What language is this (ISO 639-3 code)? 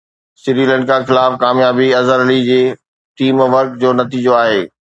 snd